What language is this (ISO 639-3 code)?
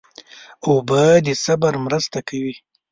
pus